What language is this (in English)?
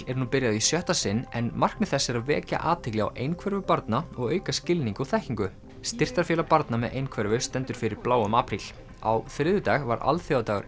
Icelandic